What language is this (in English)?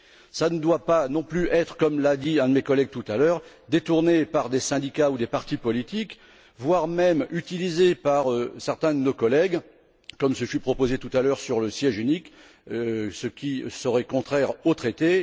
French